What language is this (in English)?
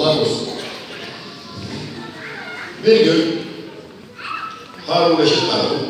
Turkish